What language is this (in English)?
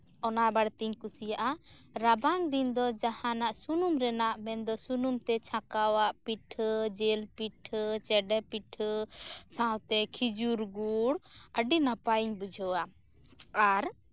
Santali